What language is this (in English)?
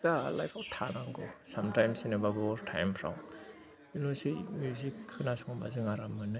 Bodo